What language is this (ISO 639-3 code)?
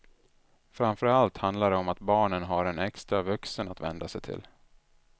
swe